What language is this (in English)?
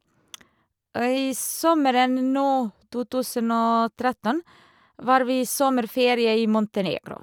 Norwegian